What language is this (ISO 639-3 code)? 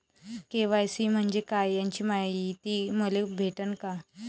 mar